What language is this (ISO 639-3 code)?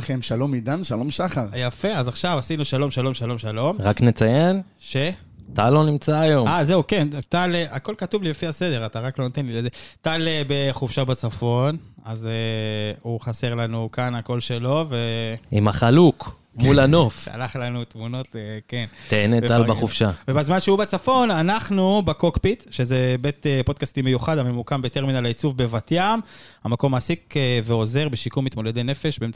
heb